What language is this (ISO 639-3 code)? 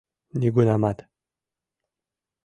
chm